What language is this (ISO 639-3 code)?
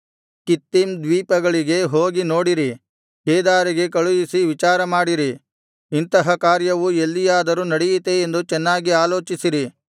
kan